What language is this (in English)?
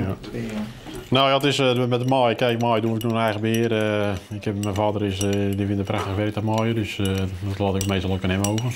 Dutch